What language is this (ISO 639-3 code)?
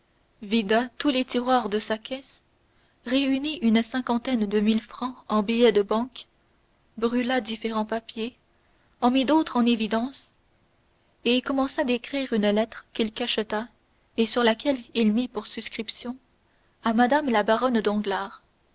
fra